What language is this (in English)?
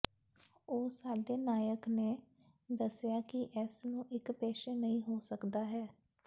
Punjabi